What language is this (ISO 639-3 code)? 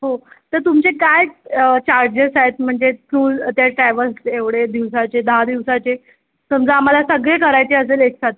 mar